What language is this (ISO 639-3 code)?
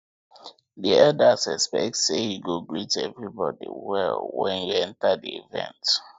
pcm